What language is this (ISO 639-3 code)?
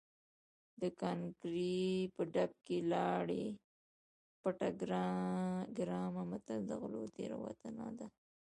pus